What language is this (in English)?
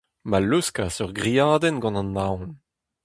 Breton